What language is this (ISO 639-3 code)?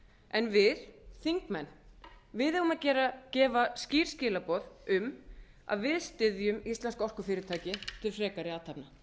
isl